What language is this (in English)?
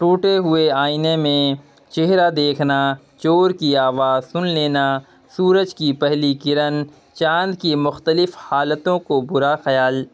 Urdu